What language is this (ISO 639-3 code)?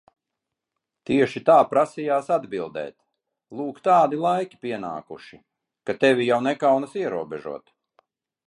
lav